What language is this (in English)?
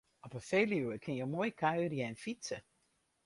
Western Frisian